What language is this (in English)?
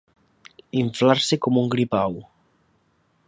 Catalan